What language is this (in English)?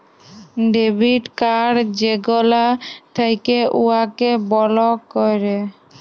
Bangla